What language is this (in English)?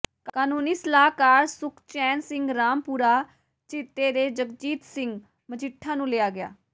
Punjabi